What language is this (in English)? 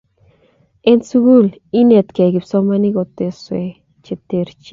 Kalenjin